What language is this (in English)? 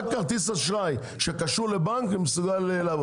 Hebrew